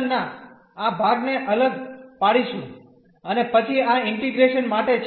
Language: Gujarati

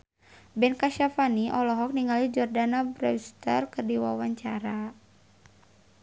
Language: Sundanese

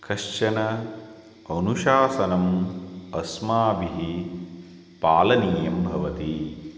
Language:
Sanskrit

